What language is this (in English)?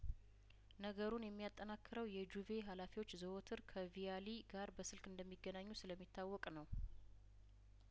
Amharic